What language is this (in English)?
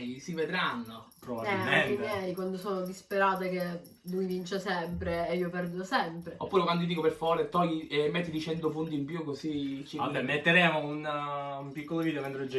Italian